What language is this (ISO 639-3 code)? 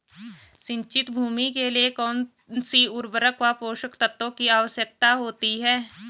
hin